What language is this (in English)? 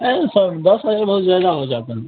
Hindi